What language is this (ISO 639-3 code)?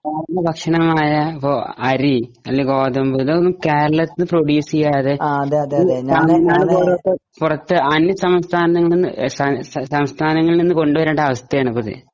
mal